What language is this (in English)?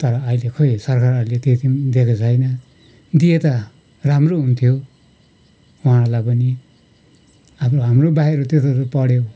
Nepali